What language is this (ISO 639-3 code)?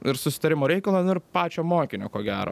lit